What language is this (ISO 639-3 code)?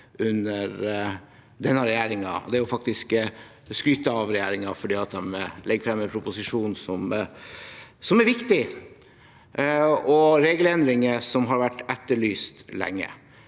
nor